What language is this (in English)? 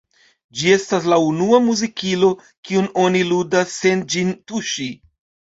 Esperanto